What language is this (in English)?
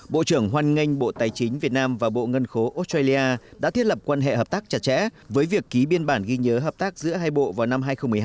Vietnamese